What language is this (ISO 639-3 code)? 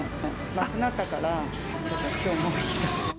jpn